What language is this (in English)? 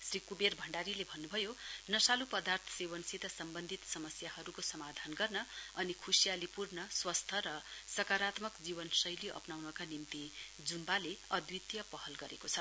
Nepali